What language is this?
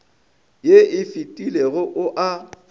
Northern Sotho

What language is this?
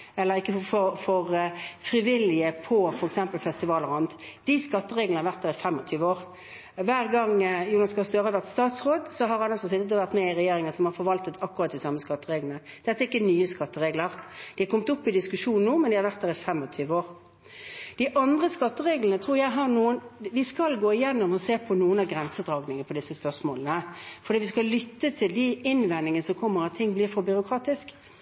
Norwegian Bokmål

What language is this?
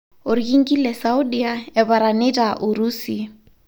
Masai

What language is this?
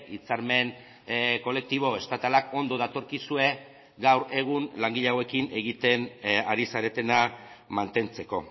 Basque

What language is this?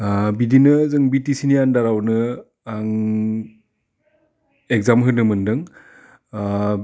Bodo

